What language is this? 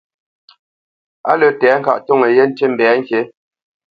Bamenyam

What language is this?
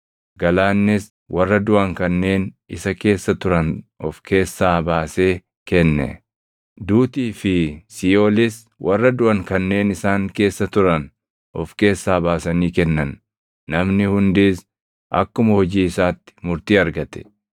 Oromo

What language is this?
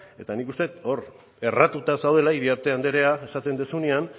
Basque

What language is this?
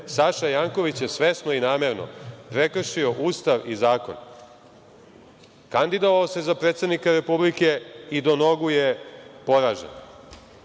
Serbian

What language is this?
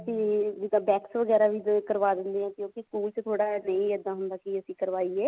Punjabi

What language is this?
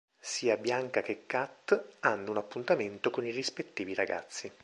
Italian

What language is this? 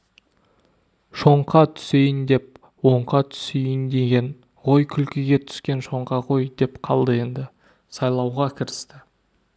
Kazakh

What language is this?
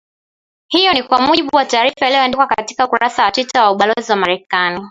Swahili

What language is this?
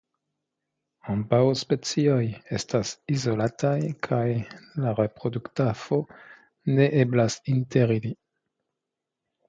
Esperanto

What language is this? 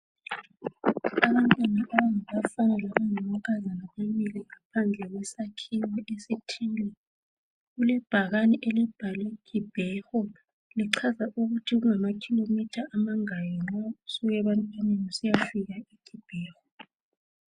North Ndebele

